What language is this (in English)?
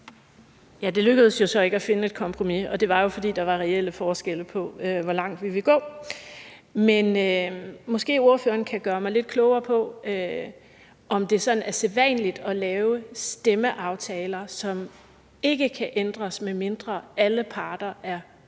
Danish